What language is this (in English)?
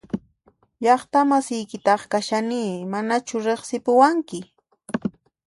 Puno Quechua